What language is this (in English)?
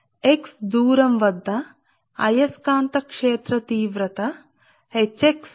Telugu